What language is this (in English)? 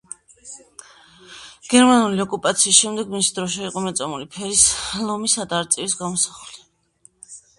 Georgian